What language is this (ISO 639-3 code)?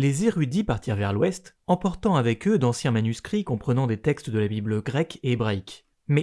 fra